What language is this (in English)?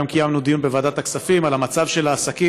Hebrew